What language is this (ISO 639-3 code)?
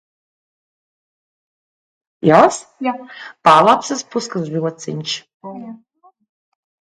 lav